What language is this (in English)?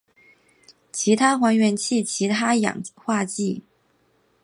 Chinese